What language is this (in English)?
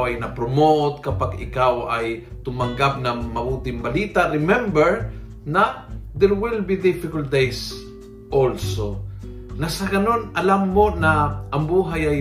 Filipino